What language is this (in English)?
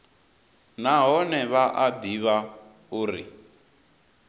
Venda